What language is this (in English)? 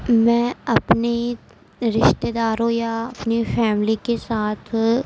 Urdu